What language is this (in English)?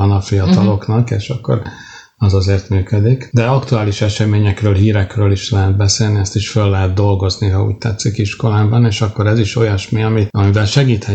Hungarian